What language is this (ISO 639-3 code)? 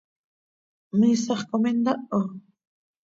sei